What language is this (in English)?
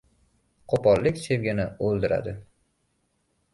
Uzbek